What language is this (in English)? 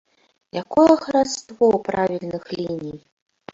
Belarusian